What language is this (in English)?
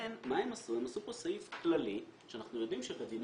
Hebrew